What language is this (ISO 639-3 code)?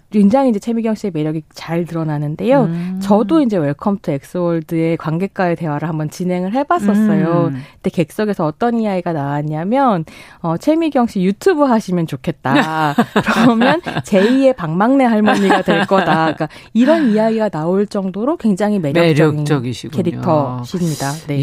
kor